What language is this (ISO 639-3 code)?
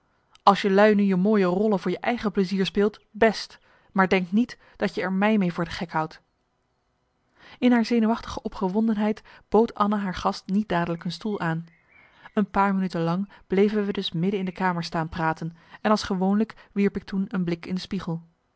nld